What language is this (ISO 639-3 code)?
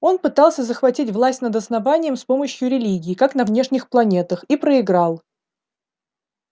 rus